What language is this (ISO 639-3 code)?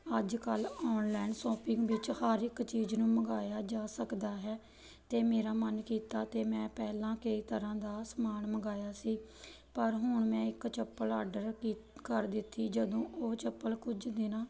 pan